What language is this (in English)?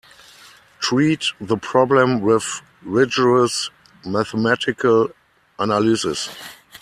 English